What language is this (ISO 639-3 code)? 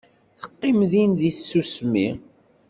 kab